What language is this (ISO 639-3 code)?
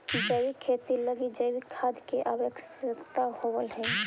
mag